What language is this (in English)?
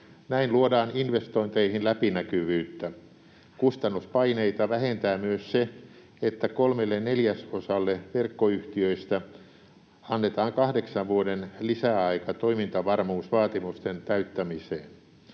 Finnish